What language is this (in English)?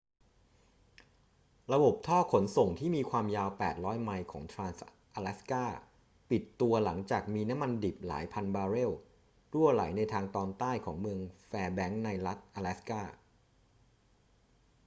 Thai